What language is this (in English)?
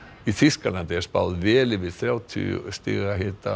Icelandic